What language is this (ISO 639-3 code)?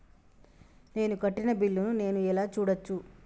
tel